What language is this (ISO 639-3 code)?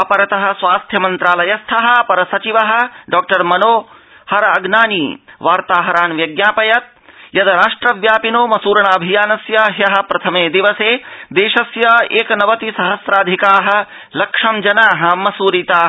san